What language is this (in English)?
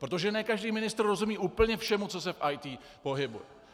Czech